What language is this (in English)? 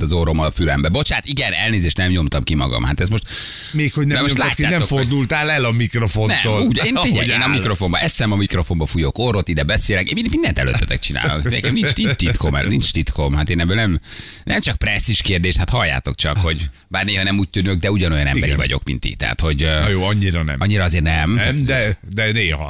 Hungarian